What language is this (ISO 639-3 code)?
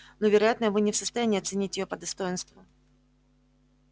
rus